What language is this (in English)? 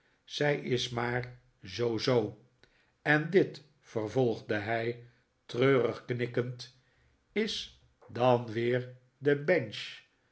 Dutch